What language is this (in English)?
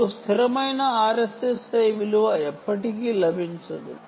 Telugu